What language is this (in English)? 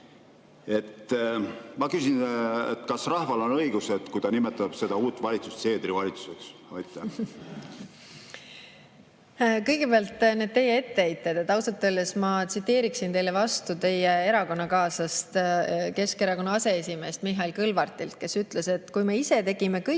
Estonian